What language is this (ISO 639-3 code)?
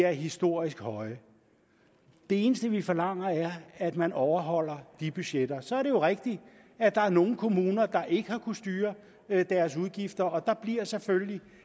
dan